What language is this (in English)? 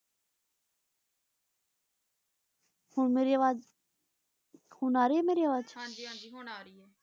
Punjabi